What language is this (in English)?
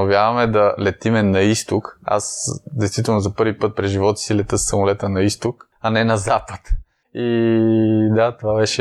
Bulgarian